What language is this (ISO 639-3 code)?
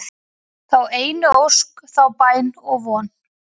isl